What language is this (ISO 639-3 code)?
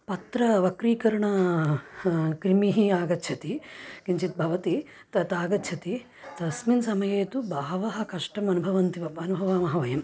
san